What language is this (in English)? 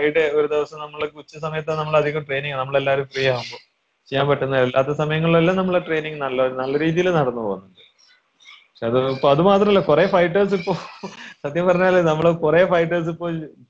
Malayalam